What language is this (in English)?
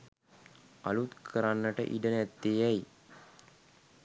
Sinhala